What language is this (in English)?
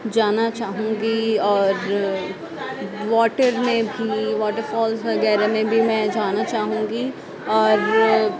Urdu